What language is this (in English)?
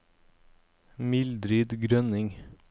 Norwegian